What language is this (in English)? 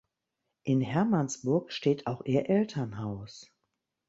German